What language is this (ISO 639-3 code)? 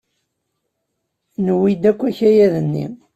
kab